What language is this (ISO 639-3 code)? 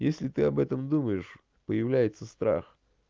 rus